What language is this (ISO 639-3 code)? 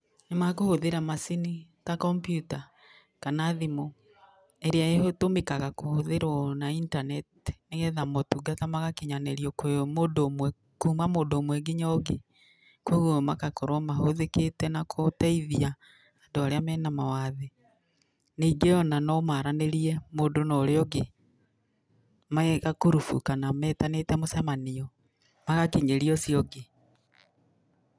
kik